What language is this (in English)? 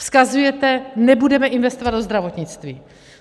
Czech